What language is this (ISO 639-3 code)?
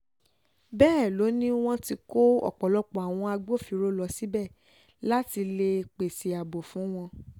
yor